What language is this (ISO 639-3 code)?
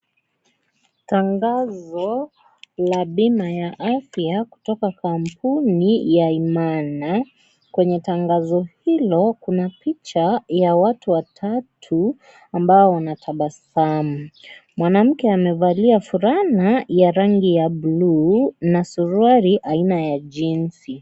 swa